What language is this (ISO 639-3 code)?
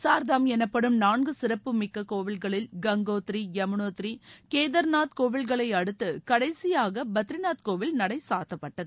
tam